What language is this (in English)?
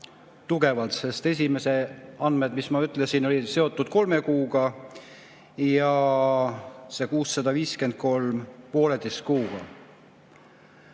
Estonian